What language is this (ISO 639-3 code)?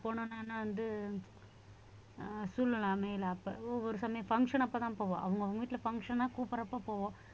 tam